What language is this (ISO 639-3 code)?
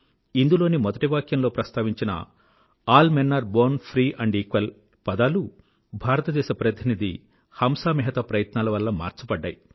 tel